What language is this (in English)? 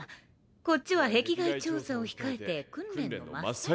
Japanese